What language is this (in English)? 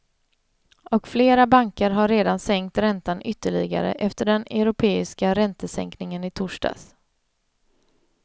Swedish